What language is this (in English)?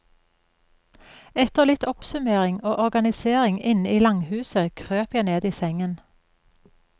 Norwegian